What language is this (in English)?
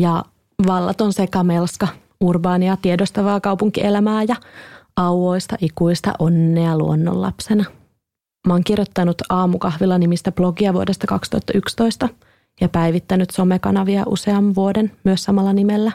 Finnish